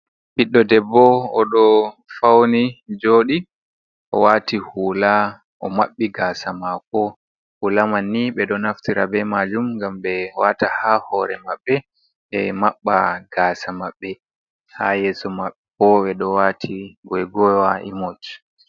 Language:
Fula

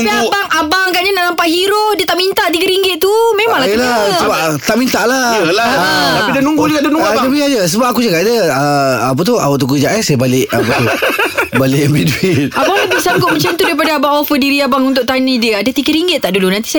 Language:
Malay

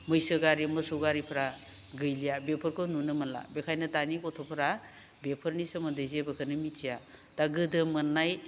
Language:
Bodo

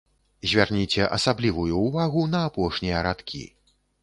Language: Belarusian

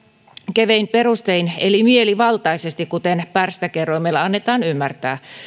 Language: Finnish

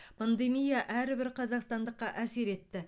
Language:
Kazakh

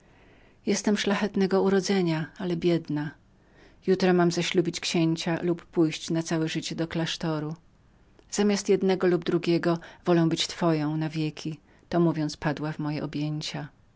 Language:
Polish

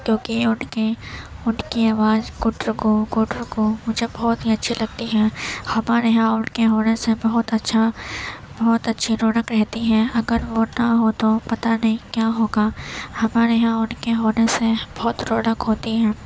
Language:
Urdu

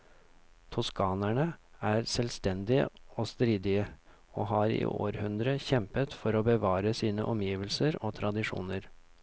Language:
Norwegian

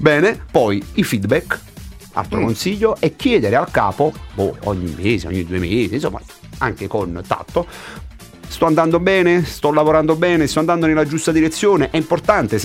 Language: Italian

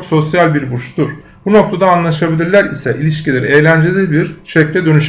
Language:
Turkish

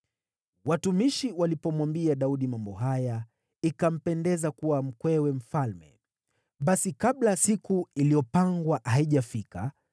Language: Swahili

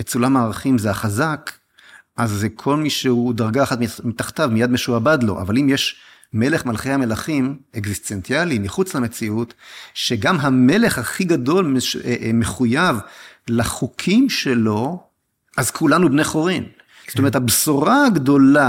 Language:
Hebrew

